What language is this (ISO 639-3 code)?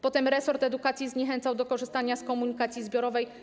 pol